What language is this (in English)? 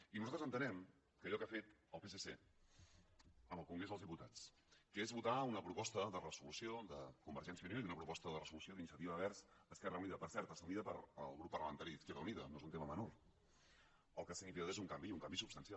Catalan